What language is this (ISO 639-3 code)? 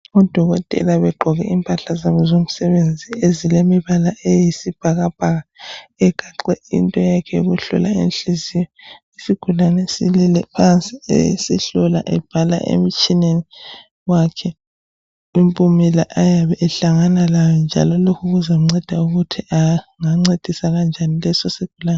nde